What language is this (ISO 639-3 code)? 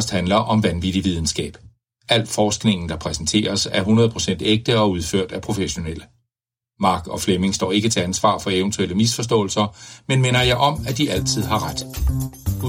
dan